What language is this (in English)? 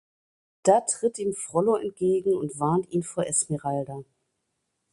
German